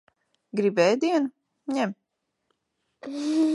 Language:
Latvian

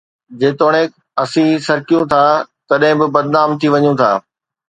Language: Sindhi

